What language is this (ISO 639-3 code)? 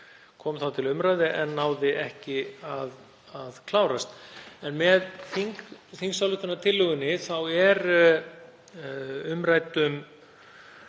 isl